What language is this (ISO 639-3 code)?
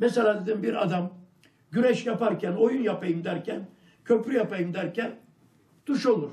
tur